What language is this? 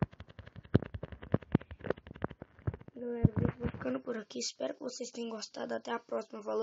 Portuguese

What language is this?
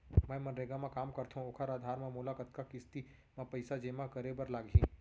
Chhattisgarhi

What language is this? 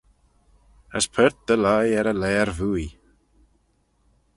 Manx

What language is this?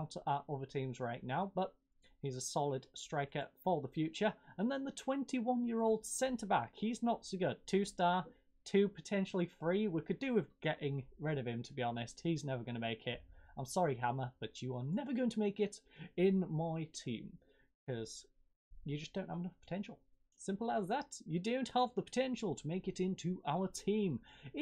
English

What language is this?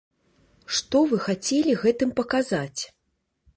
Belarusian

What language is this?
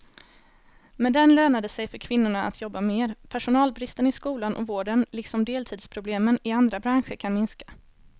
Swedish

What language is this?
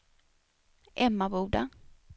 Swedish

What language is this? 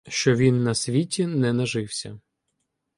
Ukrainian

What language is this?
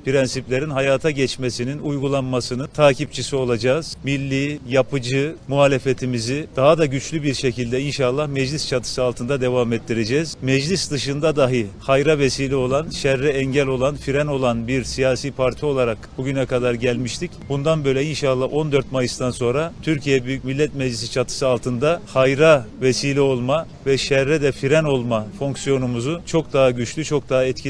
Turkish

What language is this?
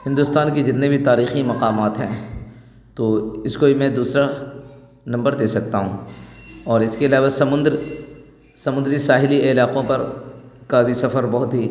Urdu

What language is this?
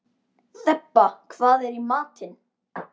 Icelandic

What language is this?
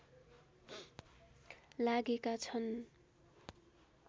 Nepali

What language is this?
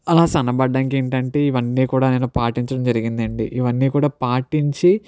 Telugu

